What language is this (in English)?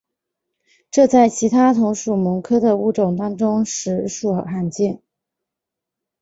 Chinese